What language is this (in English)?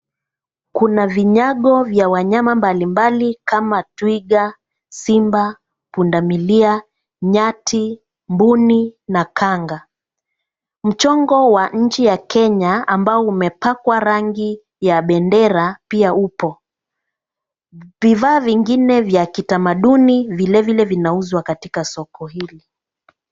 Swahili